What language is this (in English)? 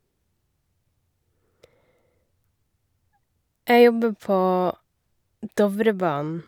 Norwegian